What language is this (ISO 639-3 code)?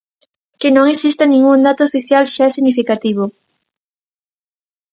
glg